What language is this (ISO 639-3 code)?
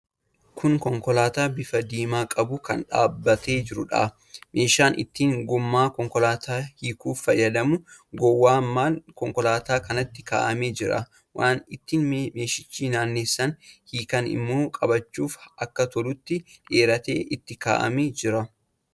orm